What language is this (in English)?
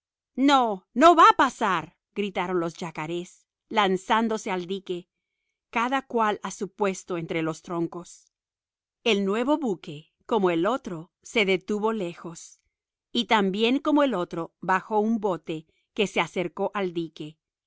Spanish